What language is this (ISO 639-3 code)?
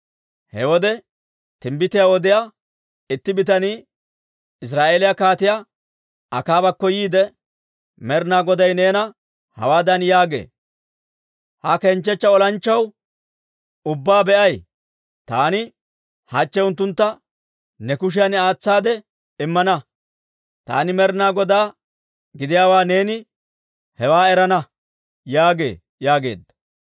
dwr